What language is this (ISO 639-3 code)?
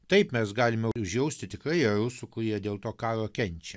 lit